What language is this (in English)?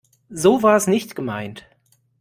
German